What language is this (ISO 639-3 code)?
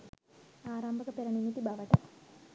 sin